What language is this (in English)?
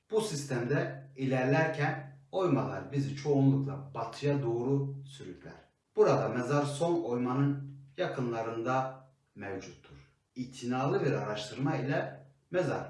Turkish